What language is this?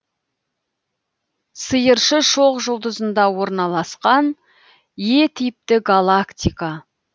Kazakh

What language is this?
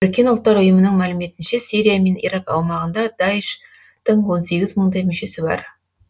Kazakh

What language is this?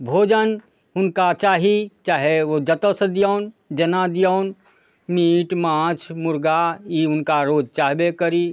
Maithili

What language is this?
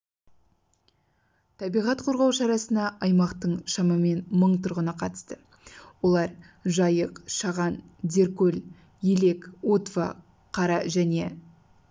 Kazakh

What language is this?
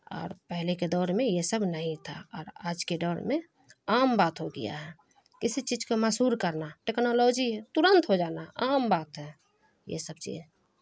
Urdu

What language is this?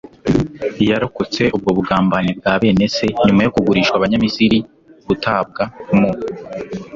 Kinyarwanda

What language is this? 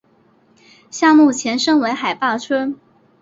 Chinese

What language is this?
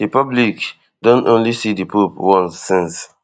Nigerian Pidgin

